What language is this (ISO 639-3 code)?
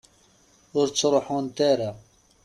kab